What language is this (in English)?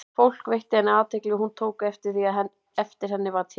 Icelandic